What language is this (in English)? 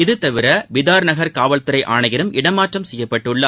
Tamil